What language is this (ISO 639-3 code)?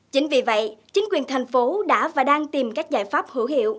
vie